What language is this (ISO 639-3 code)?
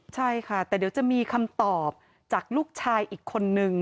tha